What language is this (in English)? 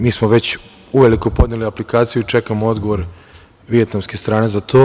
Serbian